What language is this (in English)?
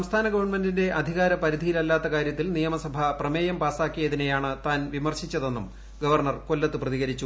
Malayalam